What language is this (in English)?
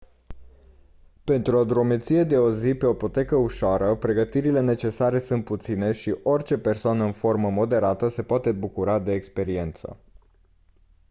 Romanian